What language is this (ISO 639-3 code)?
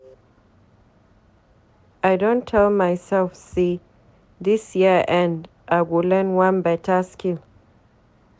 pcm